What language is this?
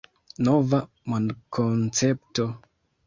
Esperanto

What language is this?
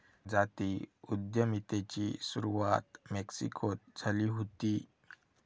Marathi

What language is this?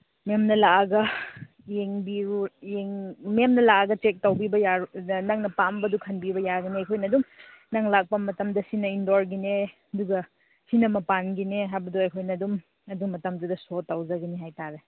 Manipuri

